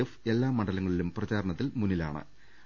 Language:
Malayalam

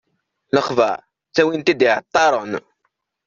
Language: Kabyle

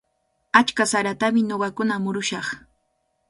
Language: Cajatambo North Lima Quechua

